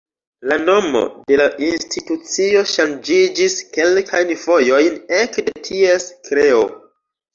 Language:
Esperanto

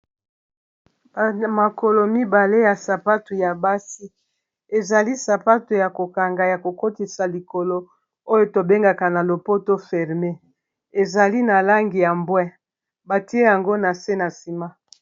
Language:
Lingala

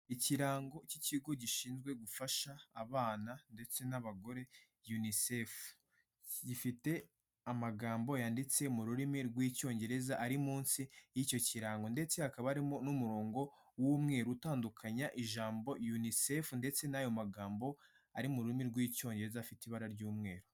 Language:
Kinyarwanda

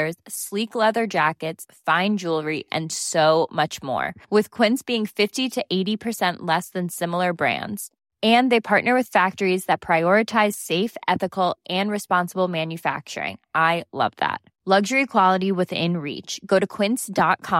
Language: Swedish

